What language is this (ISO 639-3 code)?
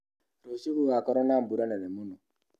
kik